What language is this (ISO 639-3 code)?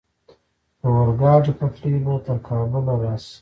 pus